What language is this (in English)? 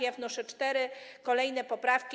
Polish